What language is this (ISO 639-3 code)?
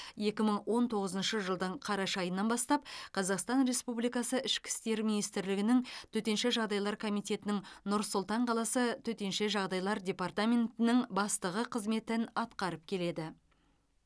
kaz